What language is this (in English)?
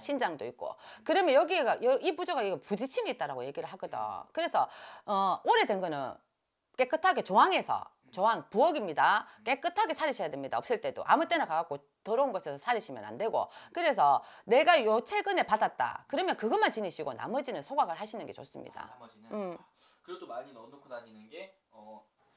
Korean